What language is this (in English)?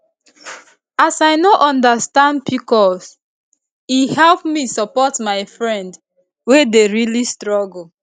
Nigerian Pidgin